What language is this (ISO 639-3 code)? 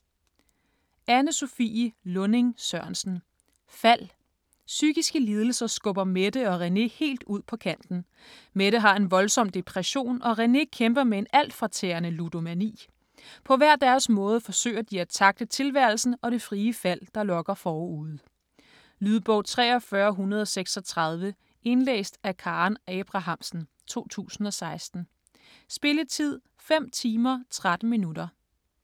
dan